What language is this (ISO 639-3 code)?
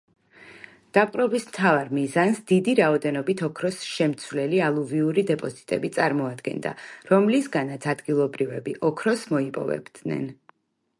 kat